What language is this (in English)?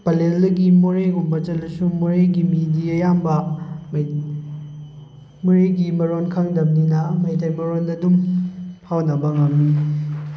Manipuri